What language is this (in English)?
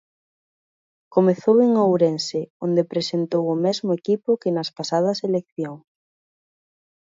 Galician